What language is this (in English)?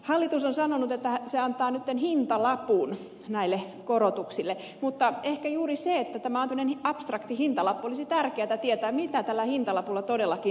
Finnish